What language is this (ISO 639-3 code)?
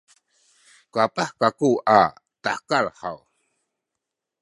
szy